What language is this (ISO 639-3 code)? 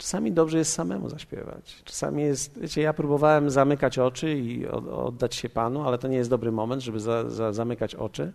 pol